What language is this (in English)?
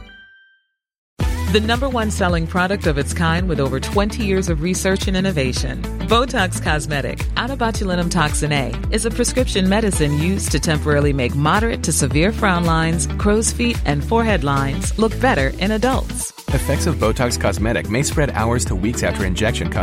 Persian